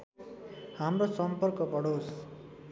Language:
Nepali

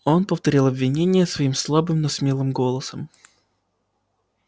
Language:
Russian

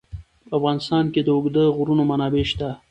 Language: Pashto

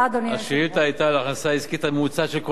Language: Hebrew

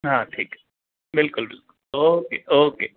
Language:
Sindhi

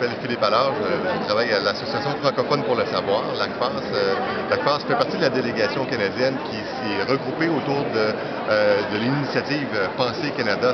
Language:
French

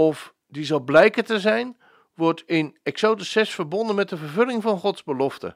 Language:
Dutch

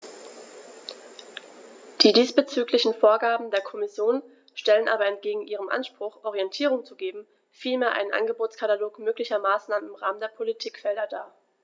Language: German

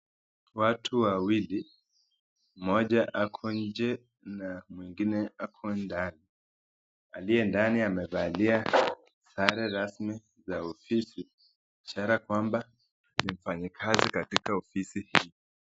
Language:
Swahili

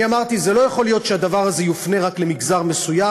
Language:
Hebrew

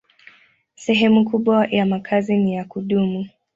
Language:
Swahili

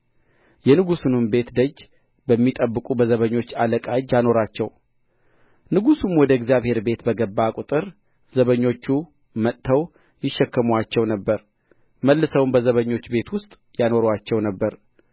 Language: Amharic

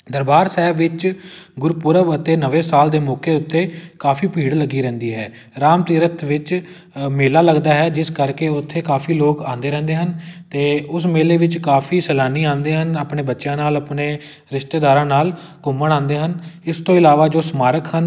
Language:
Punjabi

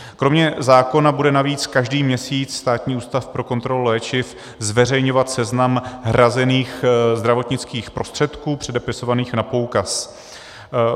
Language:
Czech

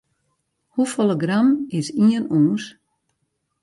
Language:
Western Frisian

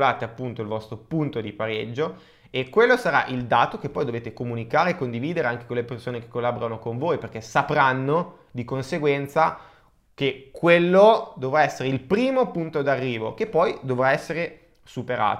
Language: Italian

